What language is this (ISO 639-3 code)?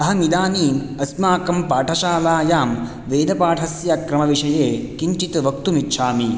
san